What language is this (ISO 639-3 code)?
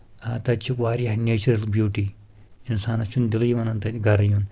kas